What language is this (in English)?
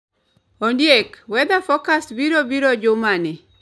Luo (Kenya and Tanzania)